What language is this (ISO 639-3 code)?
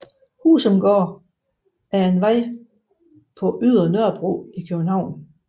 dan